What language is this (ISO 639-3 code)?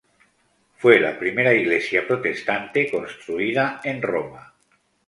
spa